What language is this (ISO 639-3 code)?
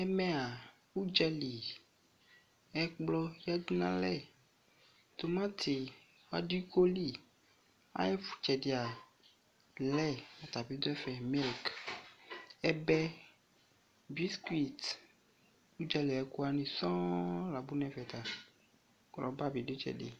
kpo